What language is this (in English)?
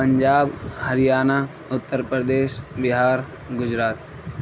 Urdu